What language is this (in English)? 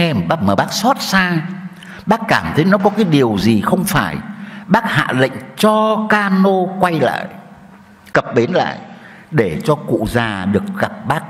Vietnamese